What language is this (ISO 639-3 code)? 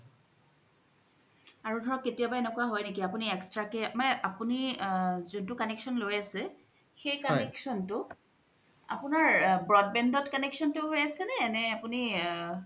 asm